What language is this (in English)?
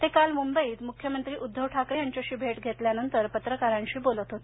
Marathi